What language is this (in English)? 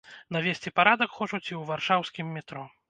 Belarusian